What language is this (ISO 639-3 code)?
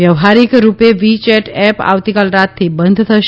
guj